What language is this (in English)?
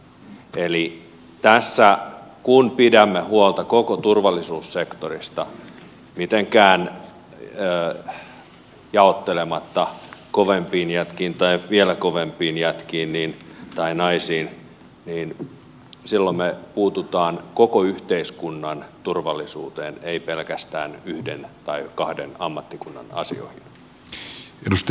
Finnish